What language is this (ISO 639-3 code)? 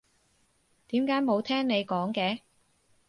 yue